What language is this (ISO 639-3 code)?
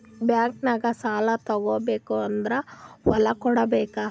kan